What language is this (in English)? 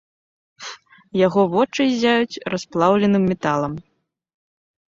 Belarusian